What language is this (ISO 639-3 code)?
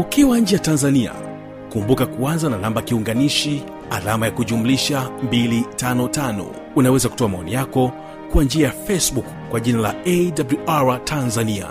swa